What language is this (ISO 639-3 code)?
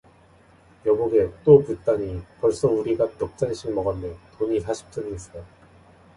kor